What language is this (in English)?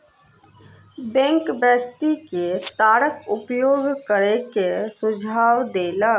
Maithili